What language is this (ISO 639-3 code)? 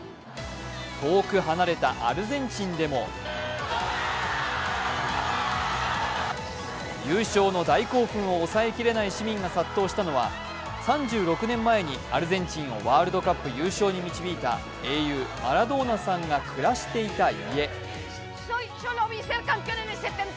jpn